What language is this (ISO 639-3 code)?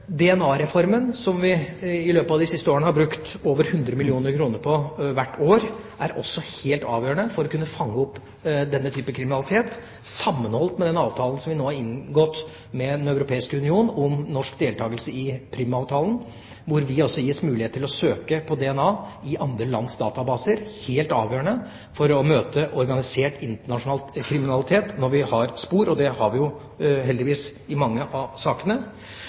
nob